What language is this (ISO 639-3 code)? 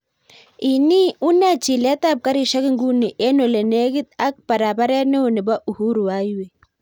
kln